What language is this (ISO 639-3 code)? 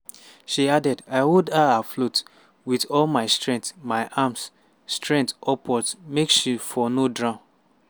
pcm